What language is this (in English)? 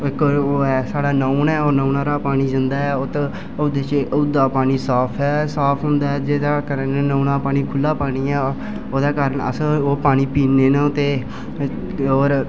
Dogri